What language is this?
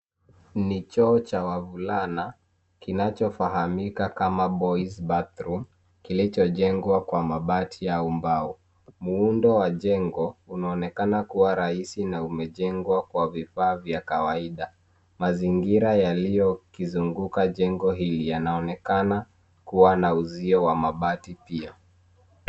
Swahili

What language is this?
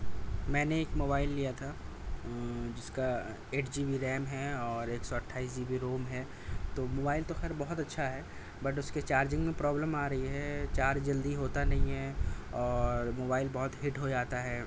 Urdu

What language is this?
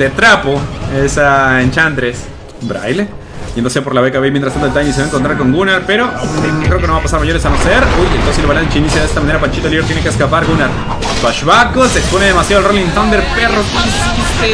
Spanish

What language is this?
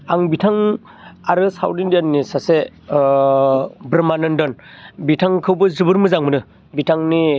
Bodo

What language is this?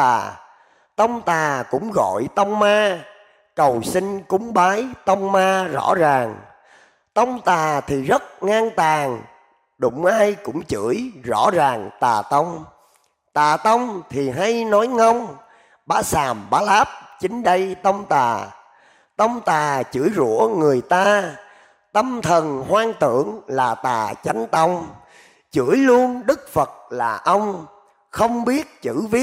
Vietnamese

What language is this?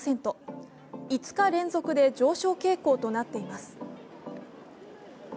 Japanese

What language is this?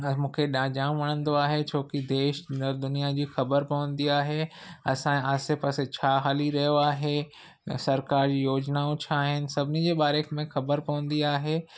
Sindhi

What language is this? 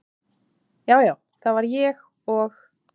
Icelandic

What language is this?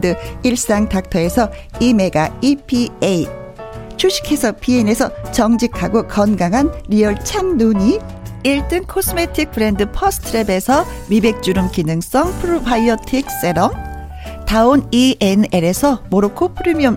Korean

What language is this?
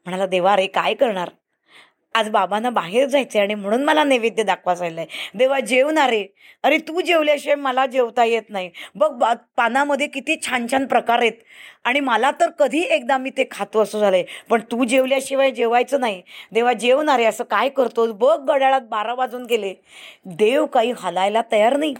Marathi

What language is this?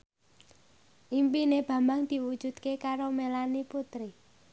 Javanese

